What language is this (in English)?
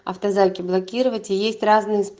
Russian